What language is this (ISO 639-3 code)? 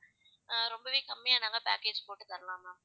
tam